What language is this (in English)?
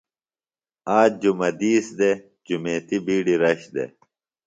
Phalura